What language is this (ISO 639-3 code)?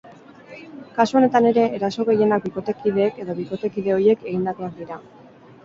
eus